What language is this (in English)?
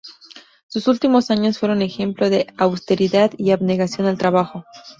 Spanish